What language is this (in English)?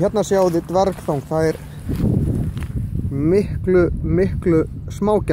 Finnish